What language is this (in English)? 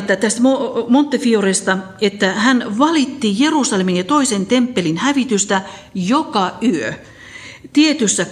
Finnish